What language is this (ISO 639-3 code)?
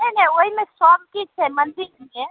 mai